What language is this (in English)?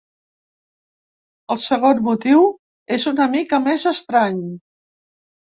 Catalan